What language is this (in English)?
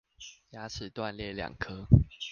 Chinese